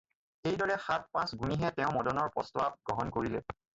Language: Assamese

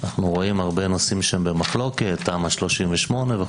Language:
Hebrew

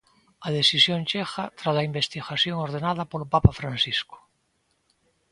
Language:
Galician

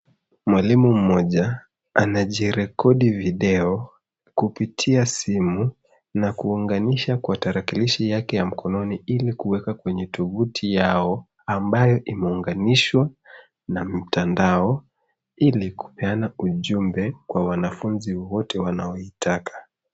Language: Swahili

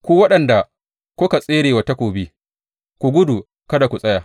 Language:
Hausa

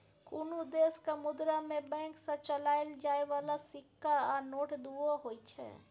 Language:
Maithili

